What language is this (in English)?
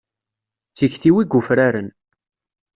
Kabyle